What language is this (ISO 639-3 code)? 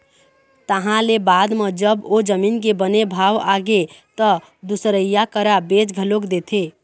hne